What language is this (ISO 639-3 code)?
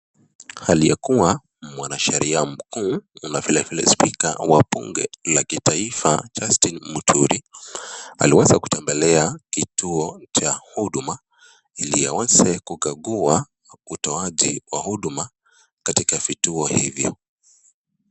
swa